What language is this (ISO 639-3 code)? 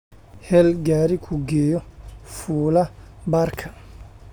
som